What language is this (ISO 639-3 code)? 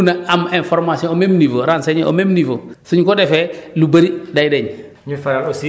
wol